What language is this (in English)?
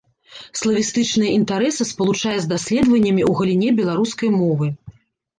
Belarusian